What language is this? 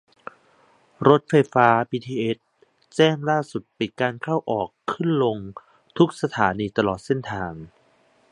Thai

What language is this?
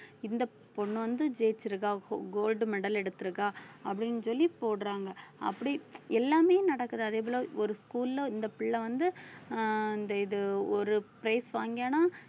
Tamil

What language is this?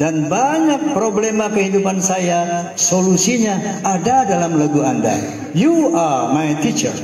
Indonesian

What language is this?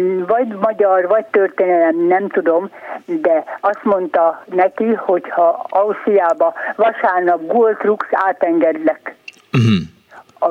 Hungarian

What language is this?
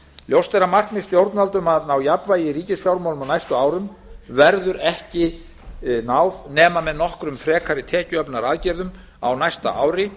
Icelandic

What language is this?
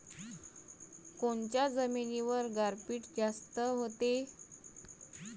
Marathi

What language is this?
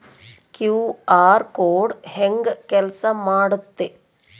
Kannada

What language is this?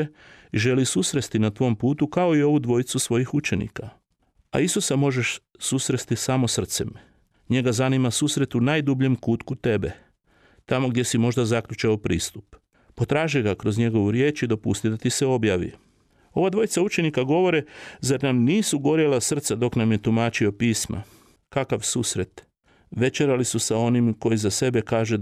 Croatian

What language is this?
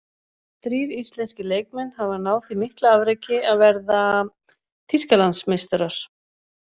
Icelandic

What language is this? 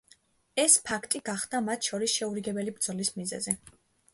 Georgian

